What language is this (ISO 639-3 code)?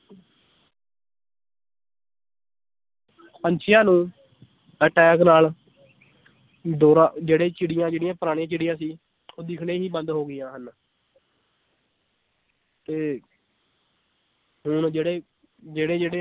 pan